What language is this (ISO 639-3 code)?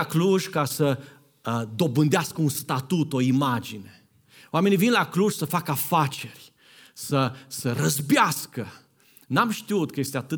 ron